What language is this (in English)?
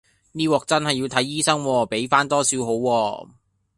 Cantonese